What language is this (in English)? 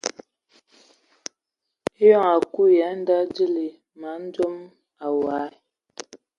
Ewondo